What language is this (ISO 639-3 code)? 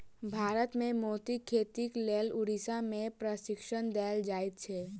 mai